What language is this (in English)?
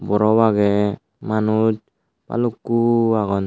Chakma